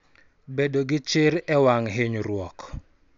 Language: Luo (Kenya and Tanzania)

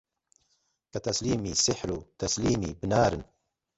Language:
Central Kurdish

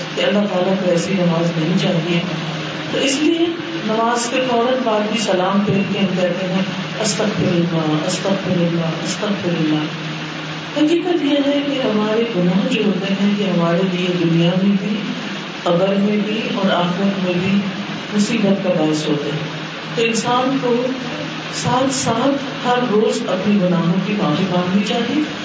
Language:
Urdu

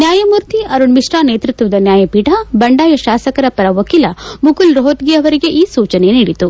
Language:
Kannada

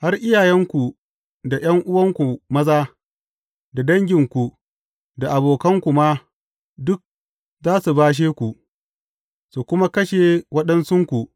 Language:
Hausa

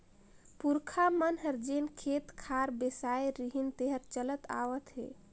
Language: Chhattisgarhi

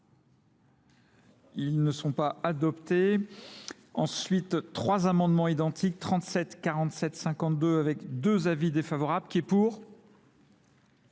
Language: French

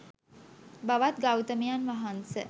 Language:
Sinhala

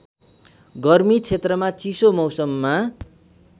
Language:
Nepali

